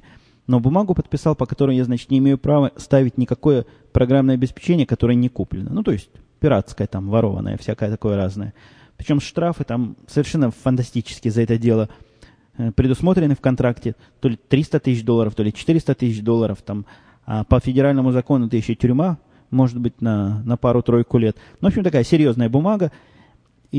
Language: Russian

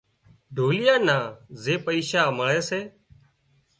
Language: Wadiyara Koli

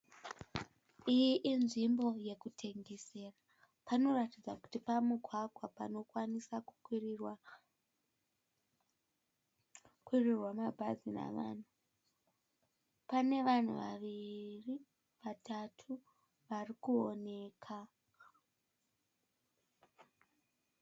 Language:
Shona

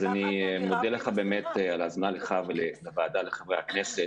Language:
Hebrew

